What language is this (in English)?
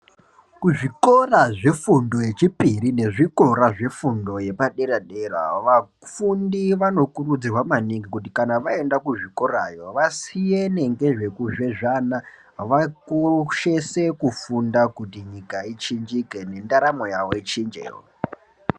Ndau